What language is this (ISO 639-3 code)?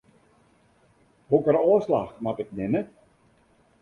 fry